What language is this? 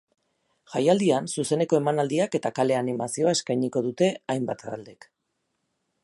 Basque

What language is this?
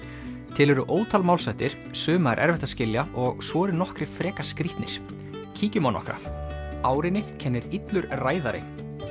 Icelandic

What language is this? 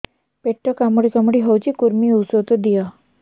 Odia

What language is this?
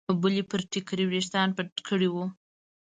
Pashto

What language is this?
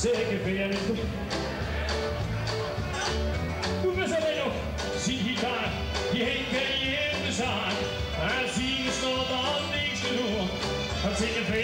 Dutch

